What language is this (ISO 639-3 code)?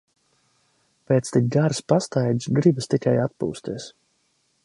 lav